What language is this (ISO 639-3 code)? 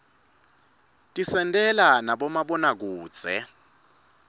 ssw